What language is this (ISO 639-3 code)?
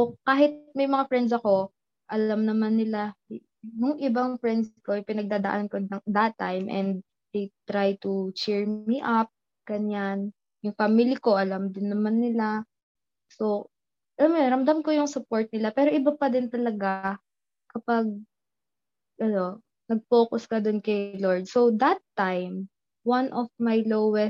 fil